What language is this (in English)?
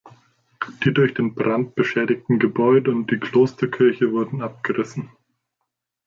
German